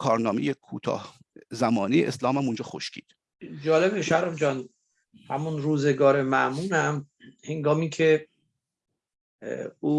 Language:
Persian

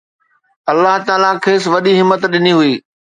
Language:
Sindhi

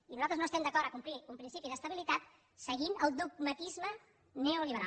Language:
Catalan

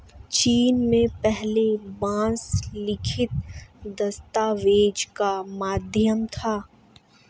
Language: Hindi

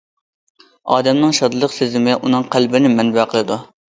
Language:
Uyghur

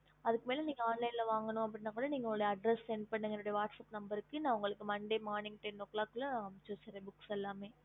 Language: Tamil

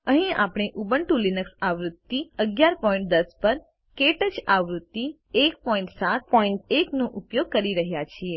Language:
Gujarati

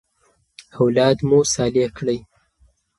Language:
Pashto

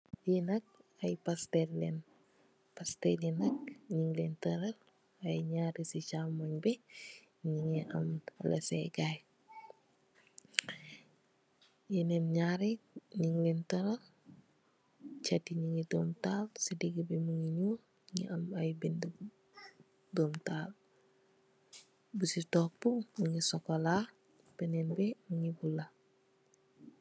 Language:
Wolof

